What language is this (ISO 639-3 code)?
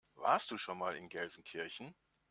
deu